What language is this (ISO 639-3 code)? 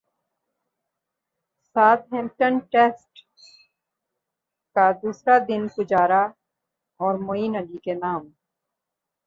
urd